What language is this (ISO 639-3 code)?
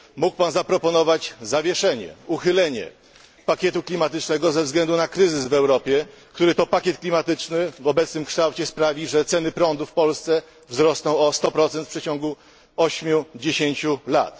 pol